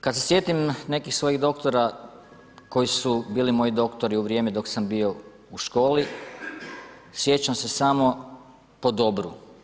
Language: Croatian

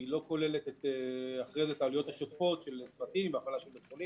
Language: Hebrew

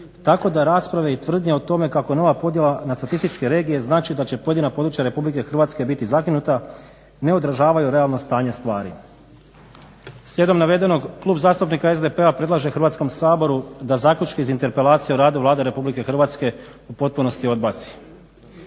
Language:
Croatian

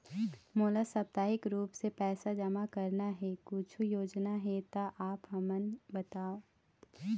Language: Chhattisgarhi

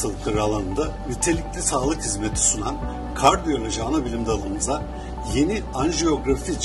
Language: Turkish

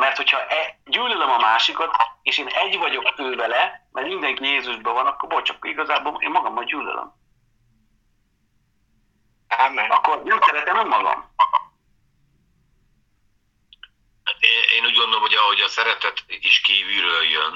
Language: Hungarian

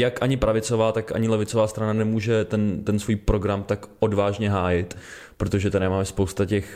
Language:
Czech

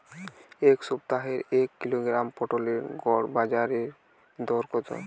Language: Bangla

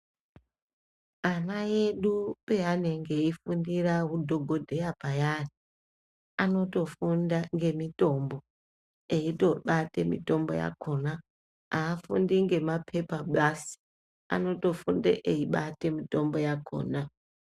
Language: Ndau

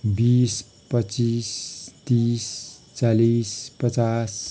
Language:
Nepali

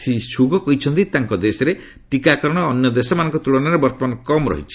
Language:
Odia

